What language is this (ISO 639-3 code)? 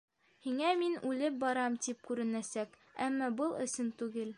bak